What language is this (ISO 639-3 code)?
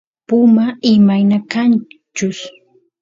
qus